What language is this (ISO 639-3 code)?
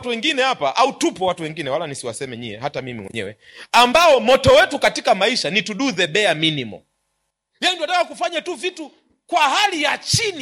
swa